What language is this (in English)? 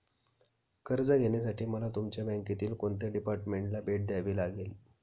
Marathi